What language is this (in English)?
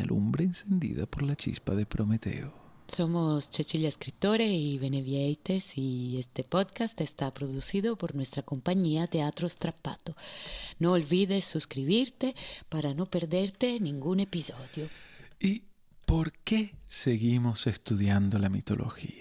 Spanish